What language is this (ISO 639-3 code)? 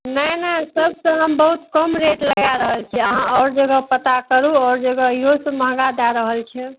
mai